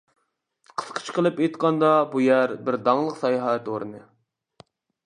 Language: Uyghur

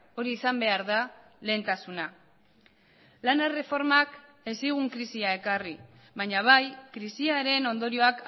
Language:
Basque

